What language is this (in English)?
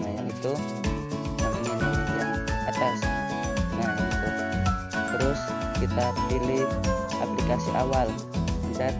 Indonesian